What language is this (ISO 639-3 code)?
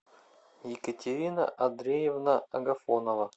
rus